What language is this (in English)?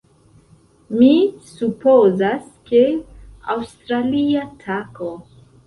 Esperanto